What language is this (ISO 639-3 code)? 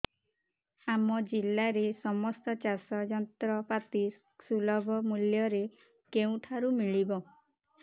ori